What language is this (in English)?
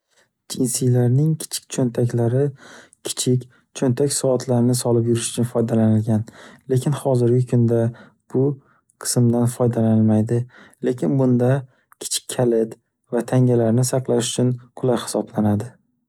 Uzbek